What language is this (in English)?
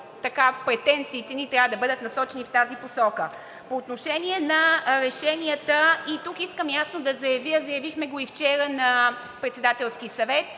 Bulgarian